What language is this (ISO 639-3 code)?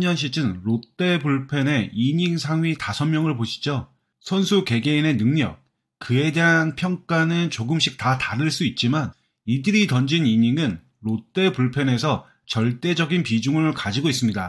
kor